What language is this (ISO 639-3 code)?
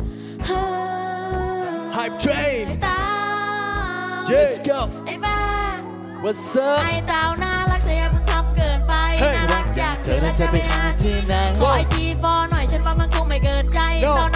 tha